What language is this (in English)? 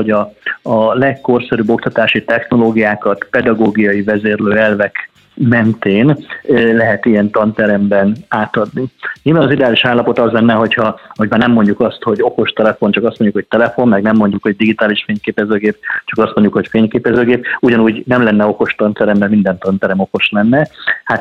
Hungarian